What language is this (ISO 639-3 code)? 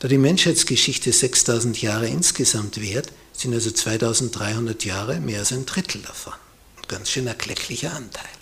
deu